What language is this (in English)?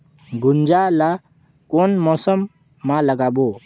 Chhattisgarhi